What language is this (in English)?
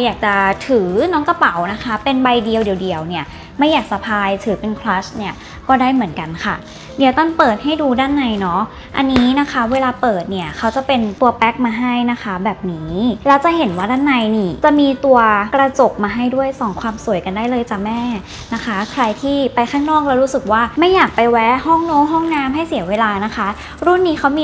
Thai